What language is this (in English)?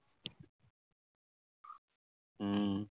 Assamese